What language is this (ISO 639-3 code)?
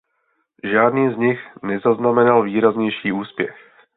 ces